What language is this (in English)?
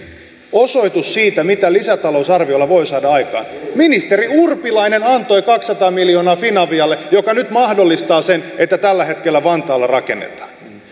Finnish